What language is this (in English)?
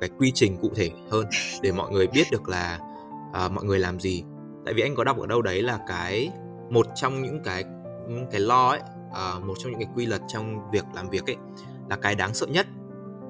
Vietnamese